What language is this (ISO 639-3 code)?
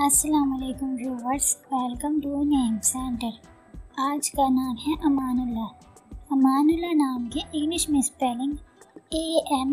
tur